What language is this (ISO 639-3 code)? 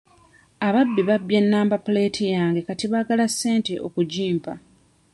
lug